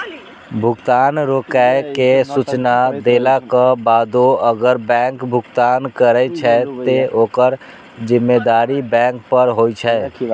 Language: Maithili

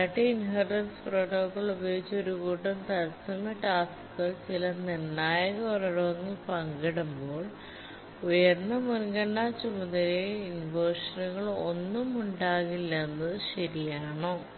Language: Malayalam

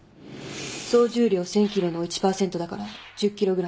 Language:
Japanese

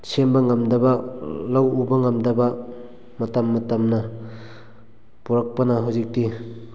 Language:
Manipuri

